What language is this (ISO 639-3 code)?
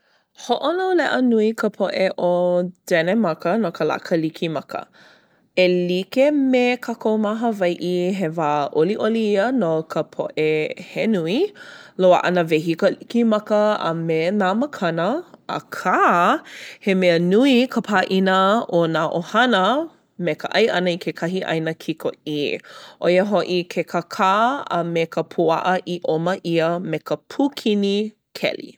haw